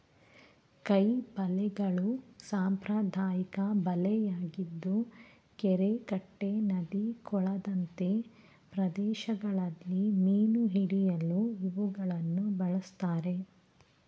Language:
Kannada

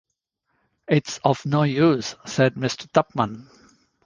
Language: English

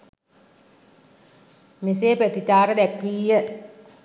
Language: Sinhala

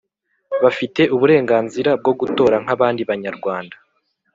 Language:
Kinyarwanda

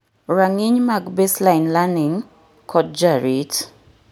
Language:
Luo (Kenya and Tanzania)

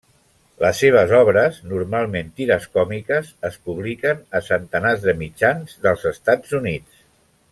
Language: Catalan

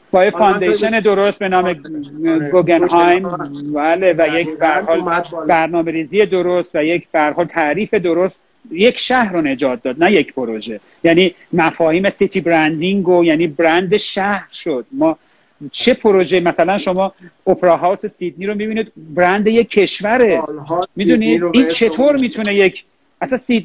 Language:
Persian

